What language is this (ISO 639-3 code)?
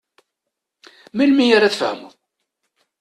kab